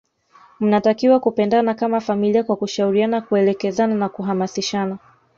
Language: Swahili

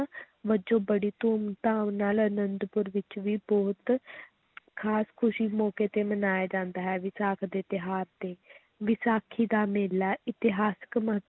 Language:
Punjabi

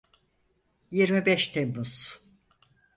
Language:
Turkish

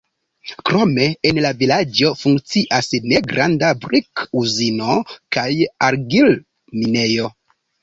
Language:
Esperanto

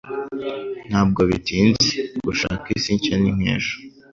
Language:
Kinyarwanda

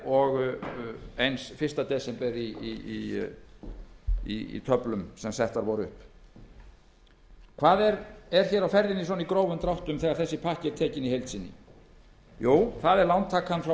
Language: Icelandic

